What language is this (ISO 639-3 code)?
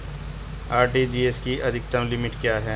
hin